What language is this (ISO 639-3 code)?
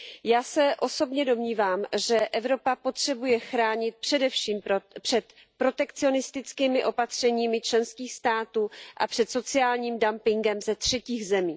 ces